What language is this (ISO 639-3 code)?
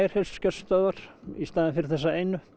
isl